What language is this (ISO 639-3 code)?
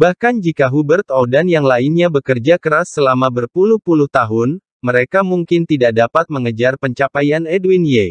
ind